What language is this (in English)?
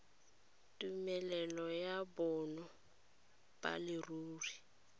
Tswana